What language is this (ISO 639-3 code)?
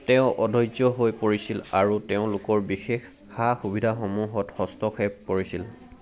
asm